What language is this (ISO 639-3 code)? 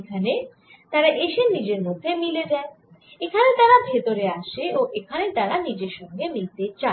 ben